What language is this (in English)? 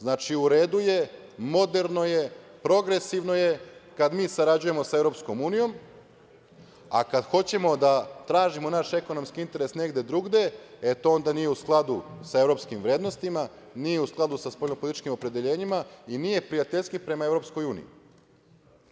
Serbian